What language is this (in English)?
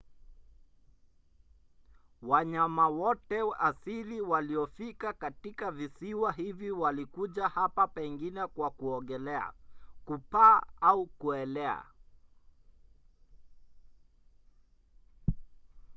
Swahili